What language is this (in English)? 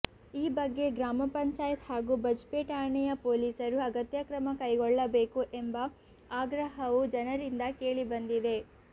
Kannada